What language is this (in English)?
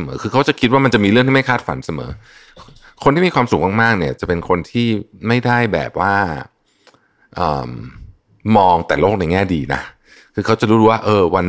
Thai